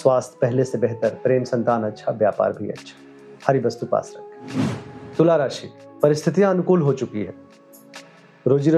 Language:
Hindi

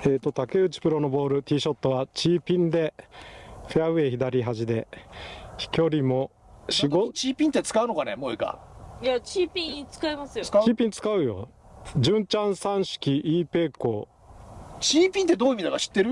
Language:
Japanese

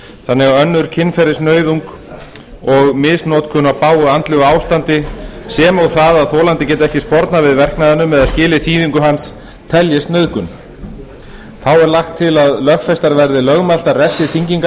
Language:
Icelandic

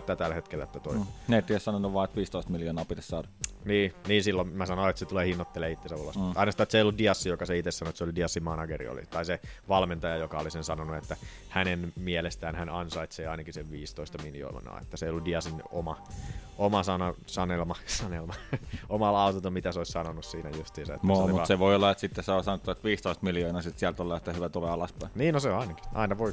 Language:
Finnish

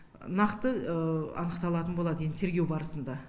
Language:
Kazakh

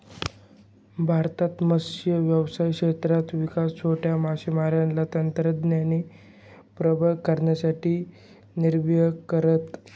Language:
Marathi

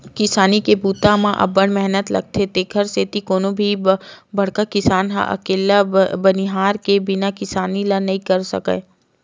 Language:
Chhattisgarhi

